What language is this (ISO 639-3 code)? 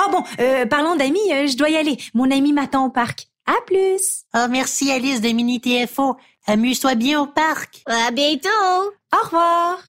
fra